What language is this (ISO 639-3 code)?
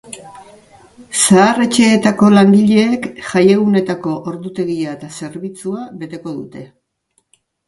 eus